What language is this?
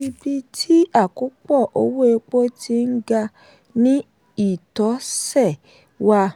Yoruba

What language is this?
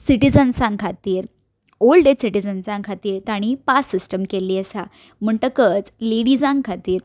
Konkani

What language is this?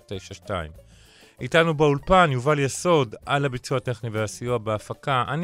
Hebrew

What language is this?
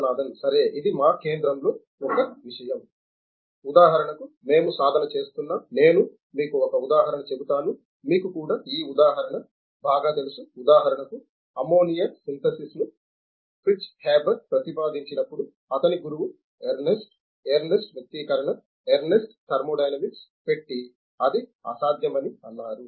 Telugu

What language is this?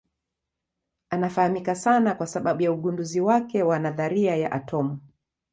Swahili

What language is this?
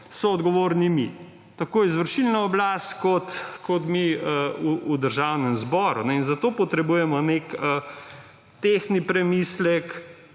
Slovenian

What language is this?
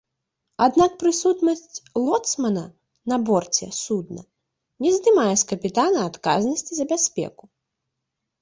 Belarusian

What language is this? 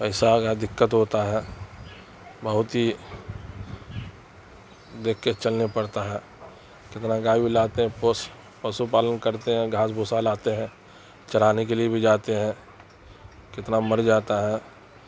Urdu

